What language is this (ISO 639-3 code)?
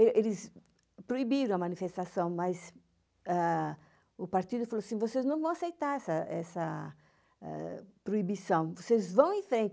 por